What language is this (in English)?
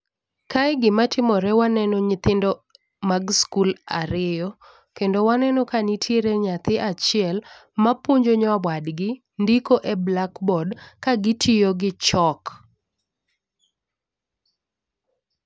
Luo (Kenya and Tanzania)